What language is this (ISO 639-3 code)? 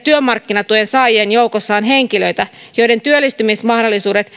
fin